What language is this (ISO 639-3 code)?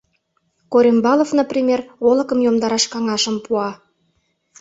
chm